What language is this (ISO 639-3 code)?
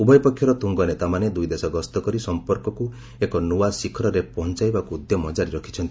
ori